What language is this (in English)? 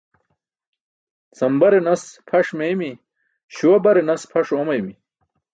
Burushaski